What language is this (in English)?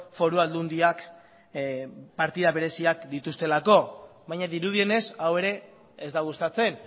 Basque